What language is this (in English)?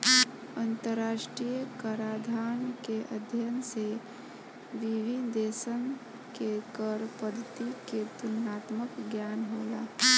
Bhojpuri